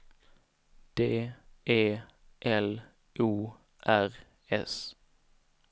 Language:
Swedish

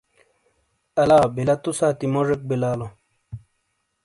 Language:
Shina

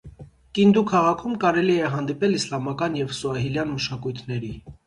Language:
Armenian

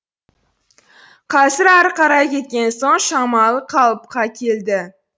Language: Kazakh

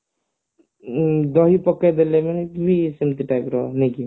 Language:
Odia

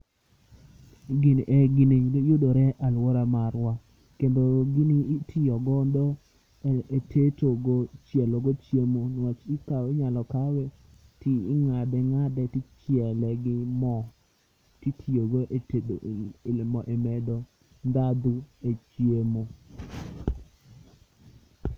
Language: Luo (Kenya and Tanzania)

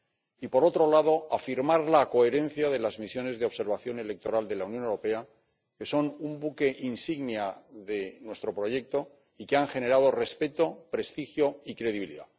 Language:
Spanish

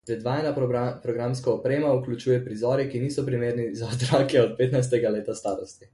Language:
Slovenian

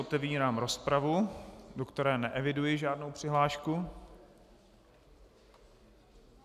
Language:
Czech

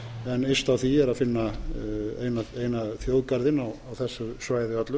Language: Icelandic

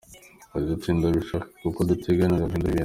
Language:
Kinyarwanda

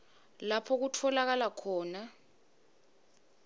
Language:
Swati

